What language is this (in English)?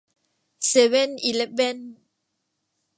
Thai